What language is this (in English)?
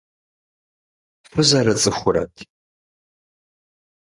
Kabardian